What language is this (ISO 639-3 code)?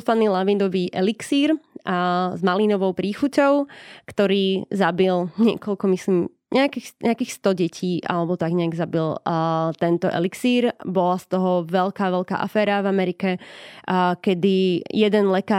slk